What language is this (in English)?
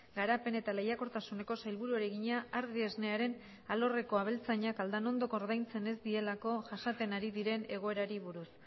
Basque